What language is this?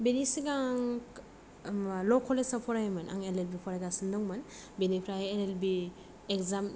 Bodo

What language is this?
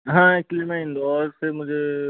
Hindi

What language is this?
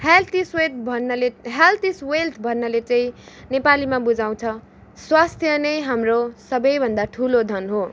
Nepali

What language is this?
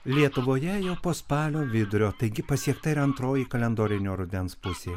Lithuanian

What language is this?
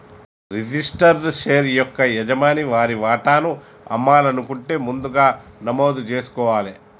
Telugu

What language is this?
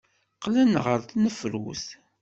Kabyle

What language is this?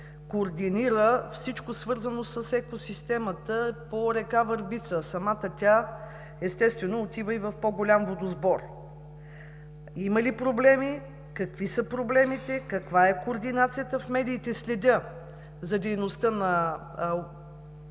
Bulgarian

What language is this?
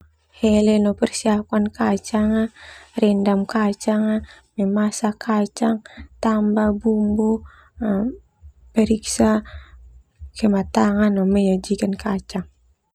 Termanu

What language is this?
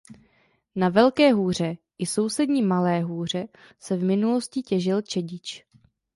Czech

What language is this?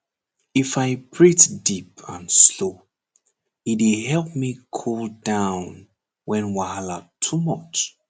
Nigerian Pidgin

